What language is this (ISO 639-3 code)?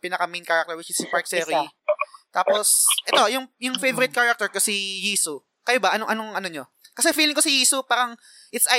fil